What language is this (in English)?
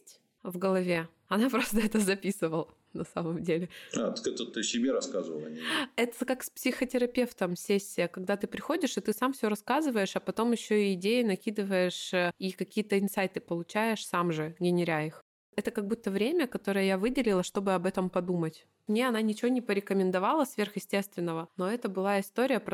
Russian